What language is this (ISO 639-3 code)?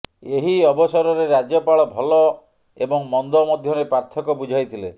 ori